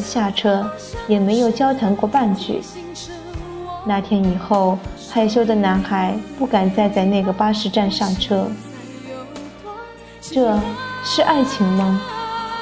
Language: Chinese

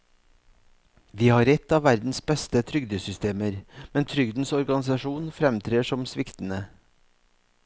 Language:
Norwegian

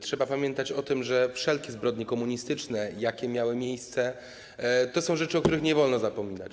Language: Polish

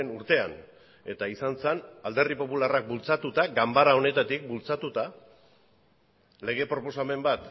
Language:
Basque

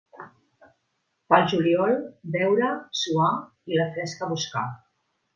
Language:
Catalan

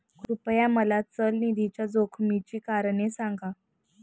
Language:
Marathi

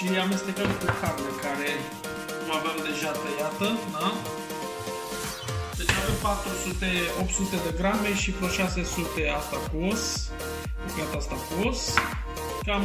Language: Romanian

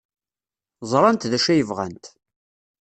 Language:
Kabyle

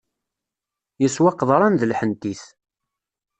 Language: Kabyle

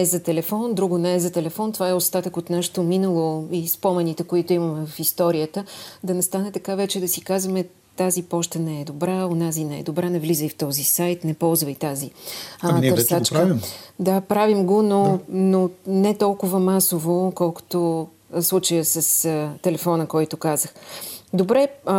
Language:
Bulgarian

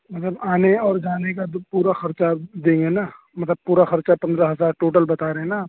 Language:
Urdu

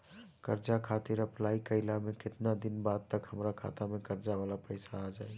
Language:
Bhojpuri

